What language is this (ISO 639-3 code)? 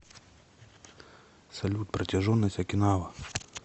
rus